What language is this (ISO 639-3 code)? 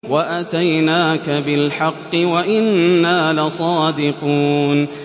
ara